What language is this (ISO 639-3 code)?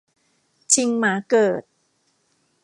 tha